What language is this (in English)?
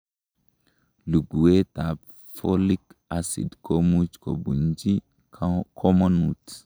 Kalenjin